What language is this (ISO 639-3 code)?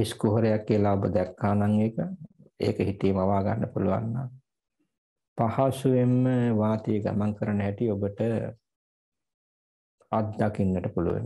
ron